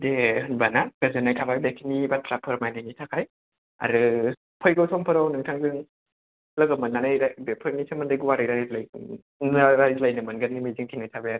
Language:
Bodo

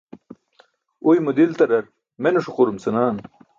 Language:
Burushaski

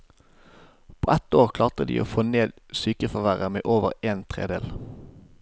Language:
Norwegian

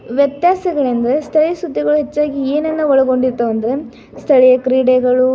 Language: Kannada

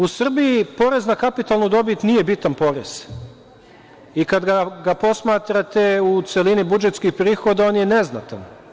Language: Serbian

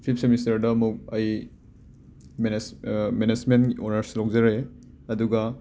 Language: Manipuri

